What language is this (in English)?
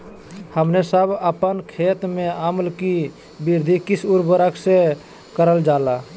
Magahi